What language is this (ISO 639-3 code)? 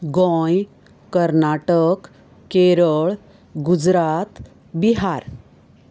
kok